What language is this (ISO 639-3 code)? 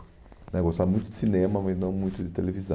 por